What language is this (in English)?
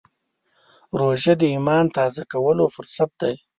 Pashto